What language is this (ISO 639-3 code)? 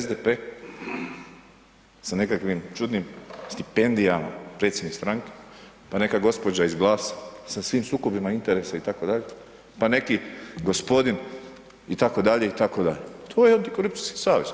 hrv